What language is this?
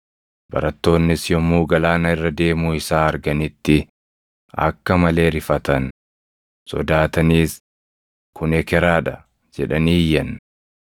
Oromo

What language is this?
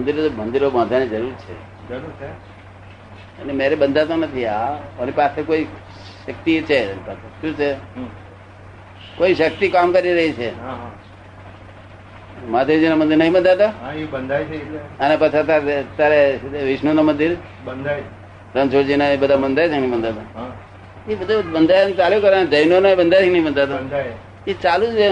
Gujarati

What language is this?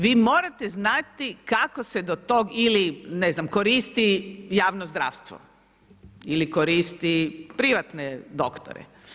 Croatian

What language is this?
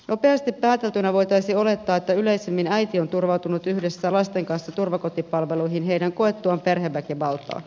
Finnish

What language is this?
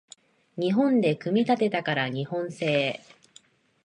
Japanese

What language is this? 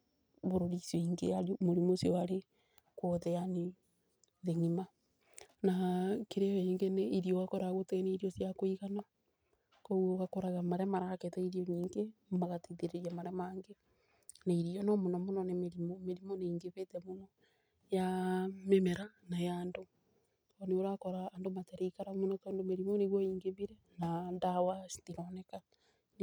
Kikuyu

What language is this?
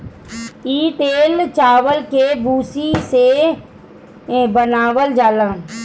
Bhojpuri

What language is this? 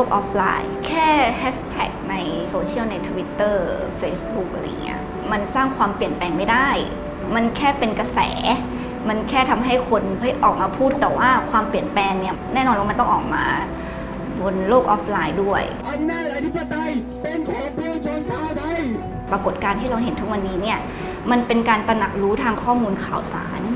Thai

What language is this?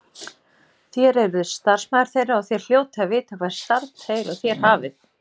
Icelandic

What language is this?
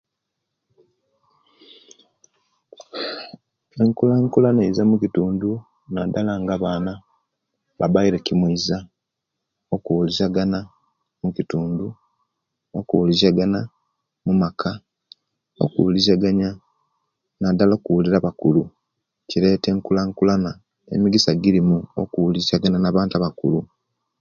Kenyi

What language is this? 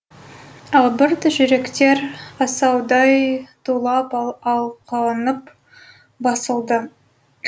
Kazakh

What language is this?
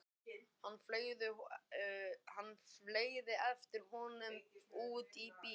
Icelandic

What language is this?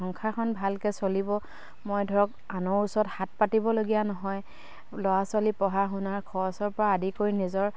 Assamese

